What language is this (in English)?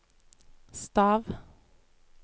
Norwegian